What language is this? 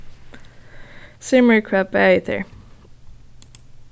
Faroese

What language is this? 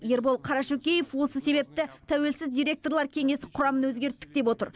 Kazakh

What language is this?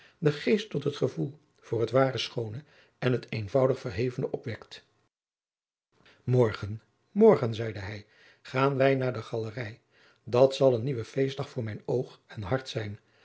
Dutch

